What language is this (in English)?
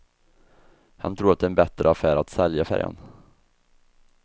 Swedish